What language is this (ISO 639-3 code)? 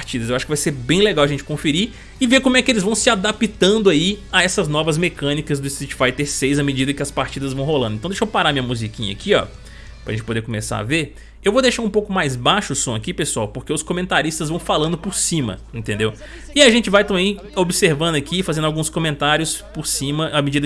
por